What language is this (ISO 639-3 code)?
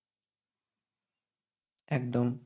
ben